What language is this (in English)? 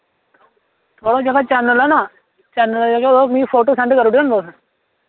Dogri